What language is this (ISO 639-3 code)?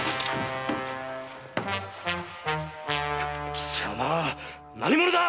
jpn